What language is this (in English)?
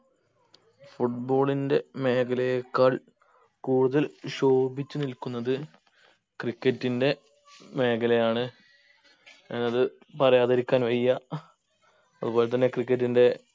Malayalam